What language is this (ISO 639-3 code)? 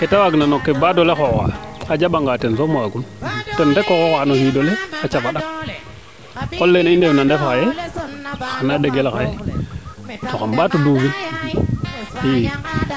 srr